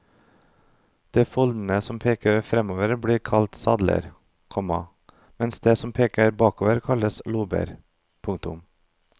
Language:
Norwegian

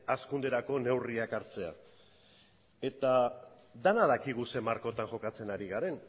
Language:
Basque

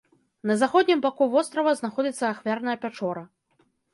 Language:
Belarusian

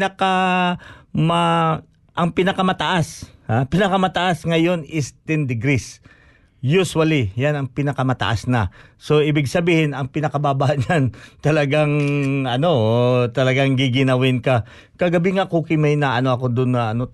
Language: Filipino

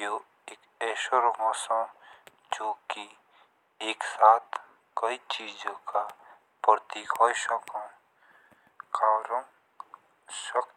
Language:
Jaunsari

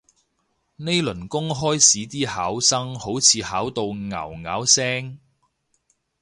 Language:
Cantonese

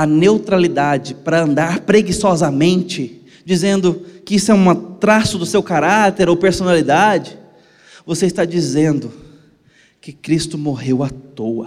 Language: Portuguese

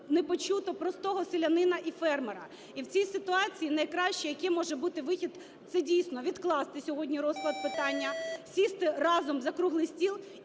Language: Ukrainian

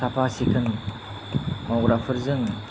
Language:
Bodo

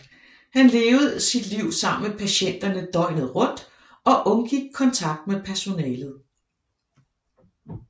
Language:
Danish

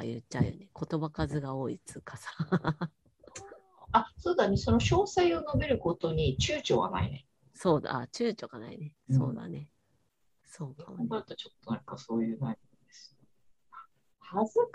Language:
Japanese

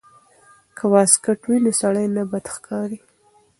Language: Pashto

